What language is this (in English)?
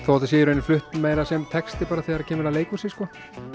Icelandic